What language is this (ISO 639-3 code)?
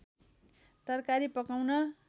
nep